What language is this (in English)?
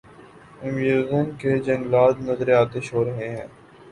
Urdu